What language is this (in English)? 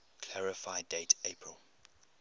English